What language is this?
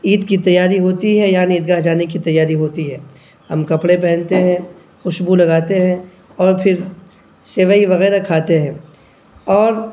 Urdu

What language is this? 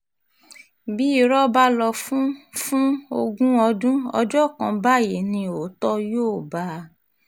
Yoruba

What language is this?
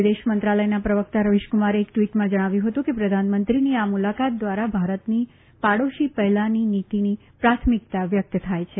Gujarati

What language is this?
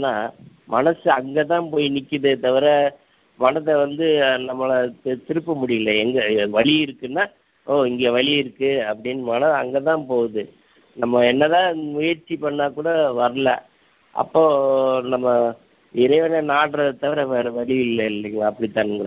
Tamil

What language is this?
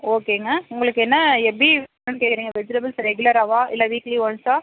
Tamil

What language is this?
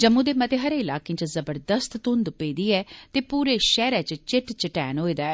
Dogri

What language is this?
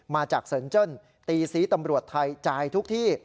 Thai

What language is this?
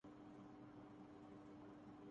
Urdu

